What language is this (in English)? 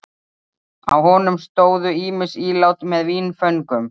Icelandic